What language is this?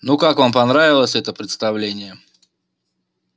Russian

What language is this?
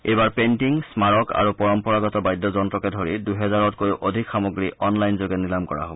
Assamese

